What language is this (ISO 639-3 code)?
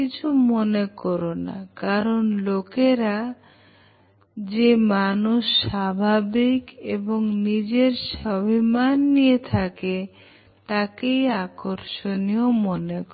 ben